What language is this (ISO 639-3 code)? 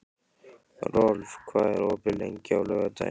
isl